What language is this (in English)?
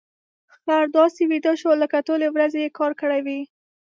Pashto